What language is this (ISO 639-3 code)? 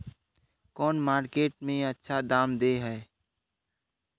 mag